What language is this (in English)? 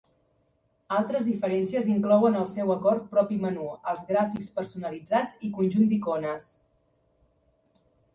Catalan